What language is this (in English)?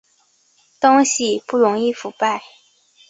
Chinese